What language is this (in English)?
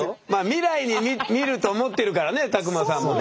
Japanese